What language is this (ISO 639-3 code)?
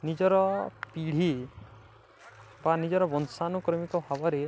ori